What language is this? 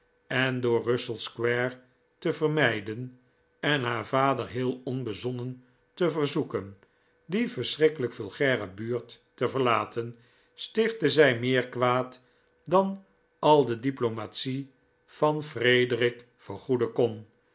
Dutch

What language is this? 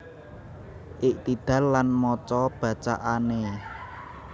Javanese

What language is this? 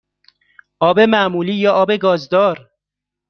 Persian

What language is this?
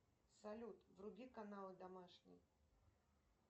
Russian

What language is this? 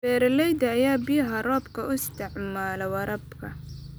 Somali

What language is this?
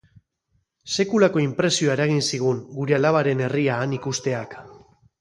Basque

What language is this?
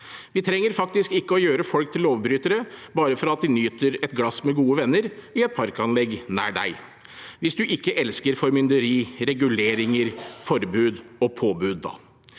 Norwegian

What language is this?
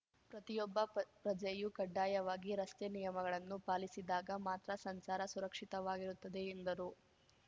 Kannada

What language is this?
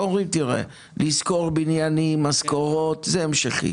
Hebrew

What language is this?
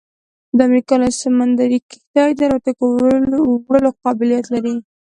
Pashto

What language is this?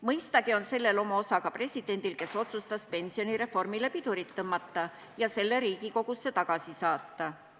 Estonian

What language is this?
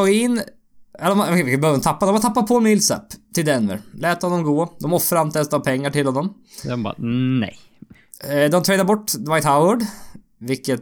Swedish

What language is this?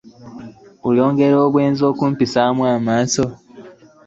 Ganda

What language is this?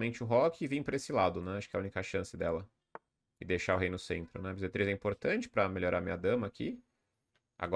Portuguese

